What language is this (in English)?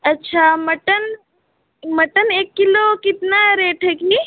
Hindi